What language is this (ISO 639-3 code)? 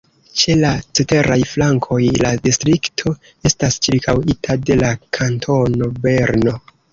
epo